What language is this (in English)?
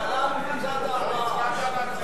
Hebrew